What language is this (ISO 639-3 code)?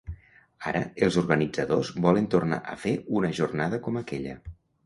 cat